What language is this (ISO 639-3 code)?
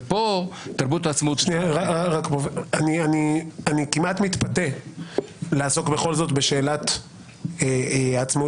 heb